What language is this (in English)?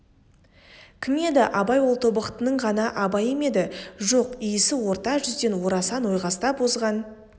Kazakh